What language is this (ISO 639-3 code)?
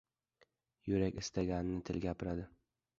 uzb